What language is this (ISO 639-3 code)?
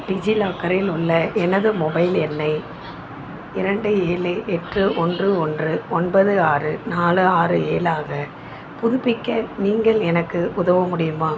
tam